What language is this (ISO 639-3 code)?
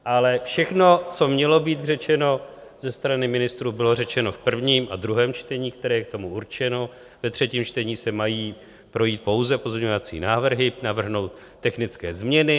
ces